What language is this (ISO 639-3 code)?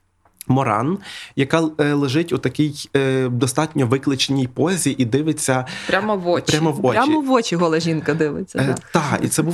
ukr